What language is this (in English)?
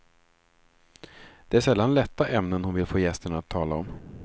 Swedish